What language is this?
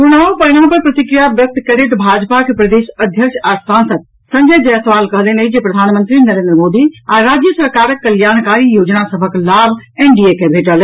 Maithili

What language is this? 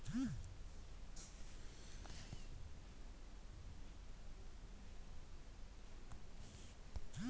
Kannada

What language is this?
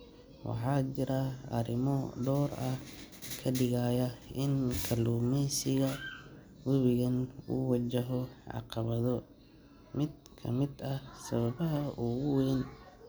Somali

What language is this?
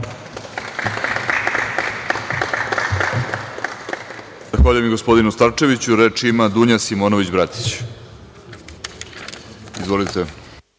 Serbian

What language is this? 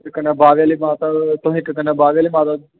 Dogri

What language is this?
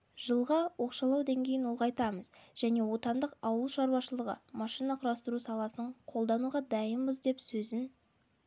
Kazakh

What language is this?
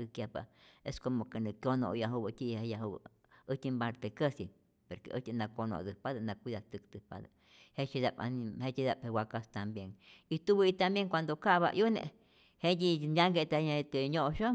Rayón Zoque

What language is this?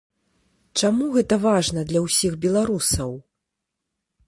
Belarusian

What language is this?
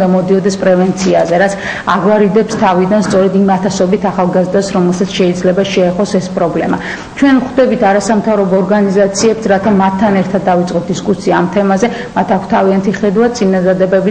Russian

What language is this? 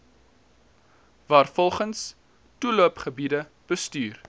Afrikaans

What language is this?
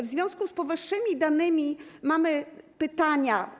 Polish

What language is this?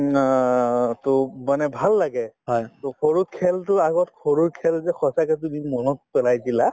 Assamese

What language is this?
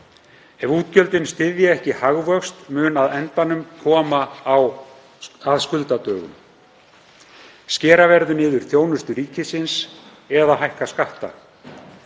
Icelandic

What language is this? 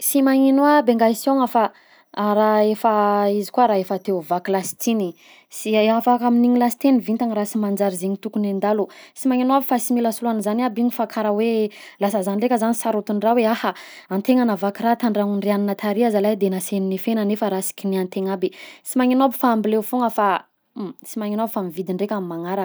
Southern Betsimisaraka Malagasy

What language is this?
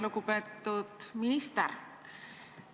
Estonian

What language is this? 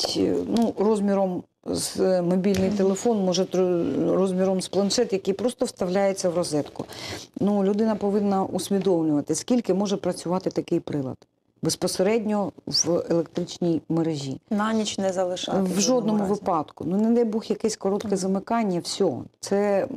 Ukrainian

